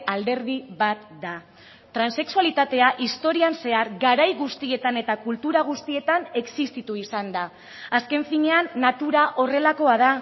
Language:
Basque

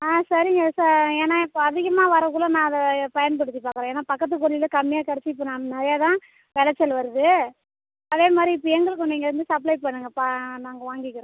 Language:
Tamil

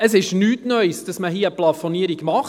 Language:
Swiss German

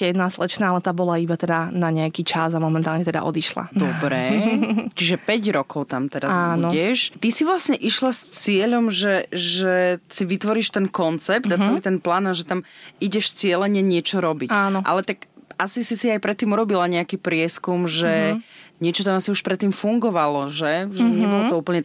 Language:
Slovak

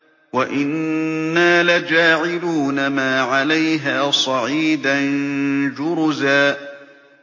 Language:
Arabic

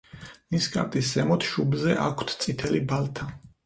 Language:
Georgian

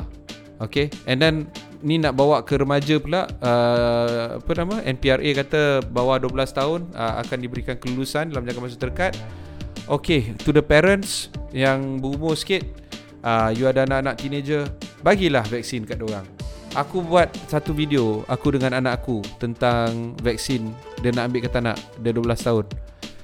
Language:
Malay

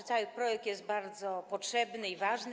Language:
Polish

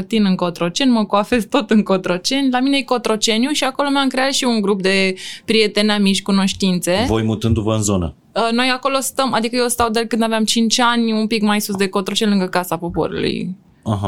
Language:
Romanian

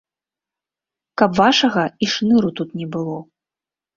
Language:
Belarusian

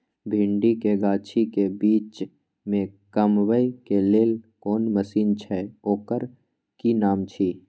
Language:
Maithili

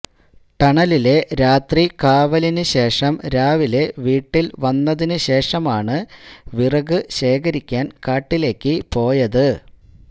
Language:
Malayalam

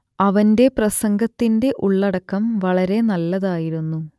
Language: Malayalam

